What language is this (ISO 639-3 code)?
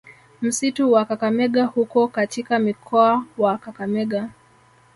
swa